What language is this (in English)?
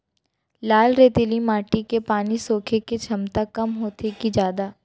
Chhattisgarhi